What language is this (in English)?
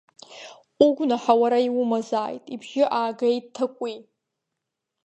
Abkhazian